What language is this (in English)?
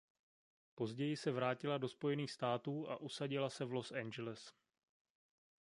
Czech